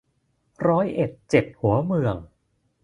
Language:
Thai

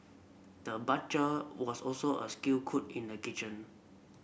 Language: English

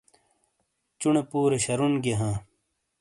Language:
Shina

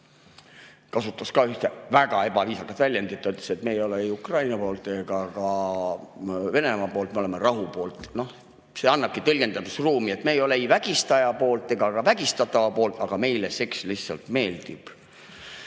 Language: Estonian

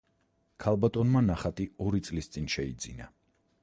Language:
Georgian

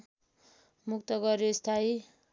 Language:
Nepali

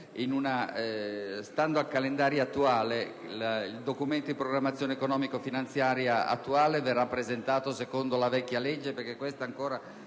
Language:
Italian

